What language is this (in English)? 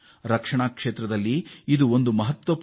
Kannada